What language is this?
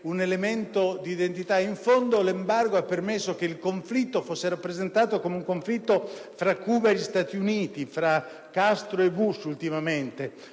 Italian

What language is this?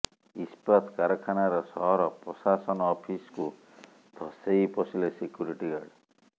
Odia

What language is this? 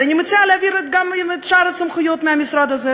Hebrew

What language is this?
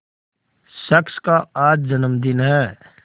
Hindi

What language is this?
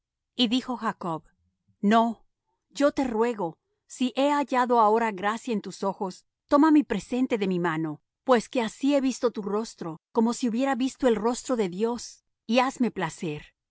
Spanish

